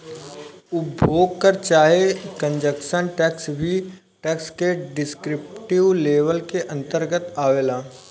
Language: Bhojpuri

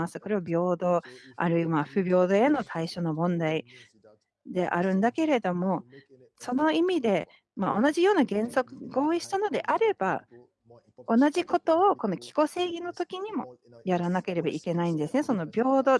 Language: Japanese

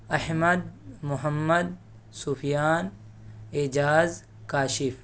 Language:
Urdu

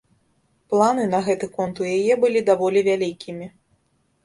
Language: Belarusian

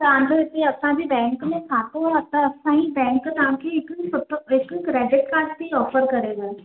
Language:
Sindhi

